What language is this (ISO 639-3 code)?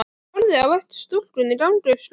isl